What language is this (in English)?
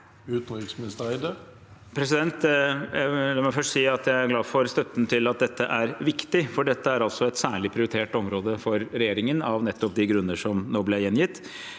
Norwegian